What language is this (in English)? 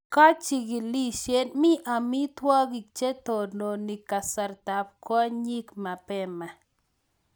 Kalenjin